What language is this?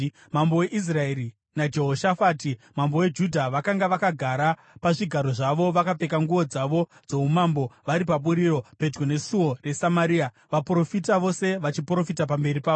Shona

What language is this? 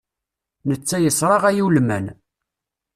Kabyle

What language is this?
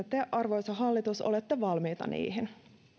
Finnish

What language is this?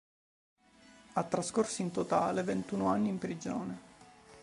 Italian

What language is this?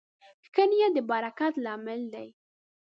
Pashto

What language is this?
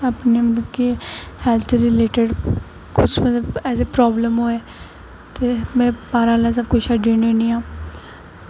Dogri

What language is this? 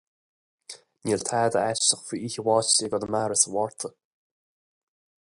Irish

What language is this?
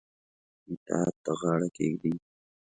Pashto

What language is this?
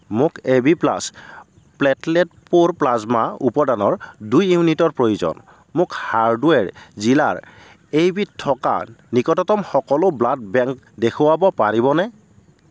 Assamese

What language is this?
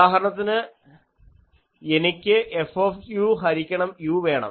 Malayalam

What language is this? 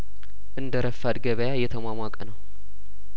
Amharic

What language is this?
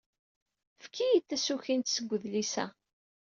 Kabyle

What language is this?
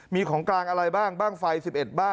Thai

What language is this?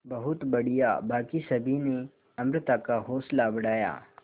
Hindi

